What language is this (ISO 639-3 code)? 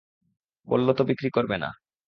ben